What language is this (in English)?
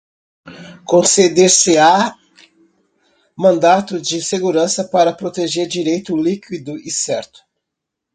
Portuguese